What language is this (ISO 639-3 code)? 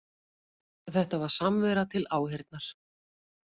isl